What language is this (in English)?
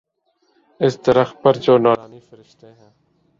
Urdu